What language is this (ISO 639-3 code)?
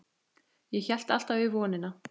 isl